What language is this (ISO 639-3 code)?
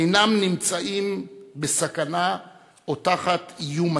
heb